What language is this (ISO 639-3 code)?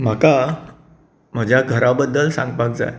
kok